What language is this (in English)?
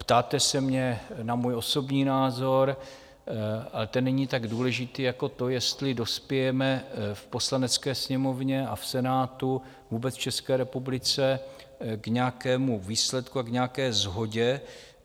Czech